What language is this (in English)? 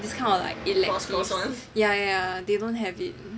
English